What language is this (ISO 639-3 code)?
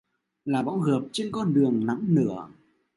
vie